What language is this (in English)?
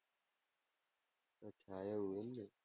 Gujarati